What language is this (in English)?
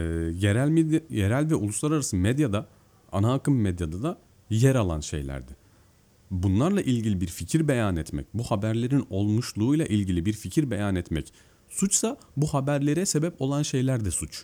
Turkish